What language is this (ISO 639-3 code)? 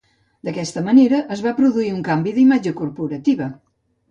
cat